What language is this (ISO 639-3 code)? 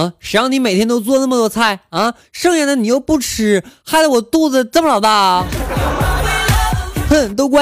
zho